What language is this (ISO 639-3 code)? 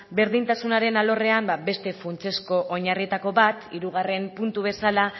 eus